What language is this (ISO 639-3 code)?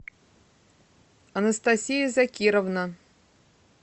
rus